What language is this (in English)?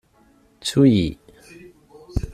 Kabyle